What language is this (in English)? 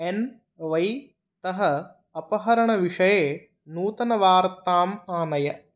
Sanskrit